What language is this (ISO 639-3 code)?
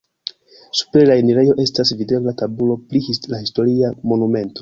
epo